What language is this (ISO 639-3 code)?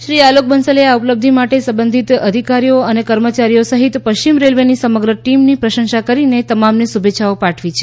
guj